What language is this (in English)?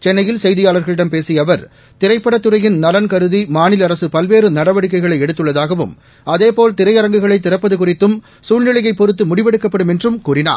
Tamil